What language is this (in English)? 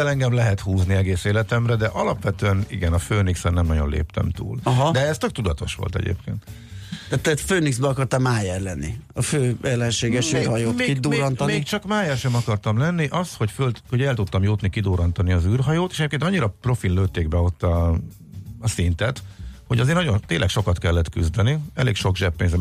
Hungarian